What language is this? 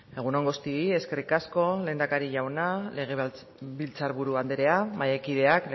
Basque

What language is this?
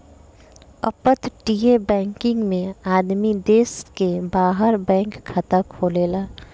Bhojpuri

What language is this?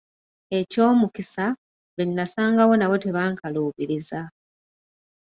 Ganda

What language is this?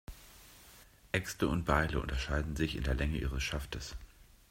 German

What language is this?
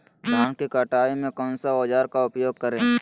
Magahi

